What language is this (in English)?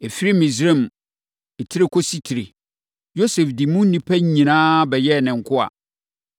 Akan